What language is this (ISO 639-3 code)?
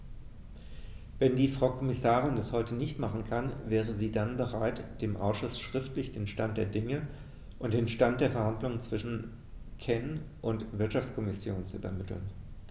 deu